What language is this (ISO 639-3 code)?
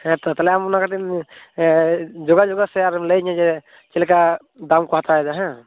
sat